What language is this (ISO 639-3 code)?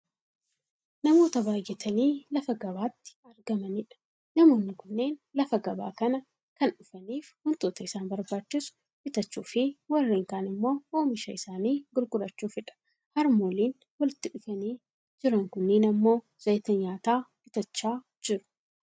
orm